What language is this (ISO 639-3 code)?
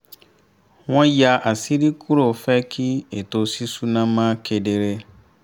yor